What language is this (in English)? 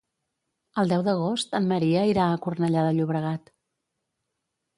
Catalan